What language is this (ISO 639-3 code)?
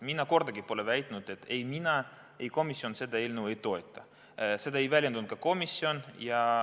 est